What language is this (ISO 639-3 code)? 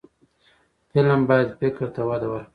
pus